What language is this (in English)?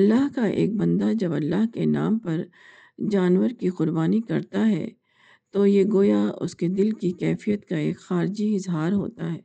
Urdu